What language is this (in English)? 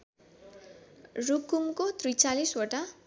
Nepali